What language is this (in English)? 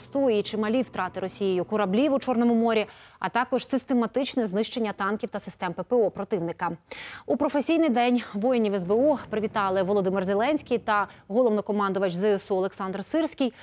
Ukrainian